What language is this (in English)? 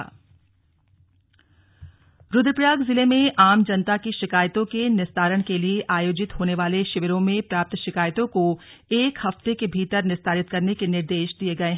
Hindi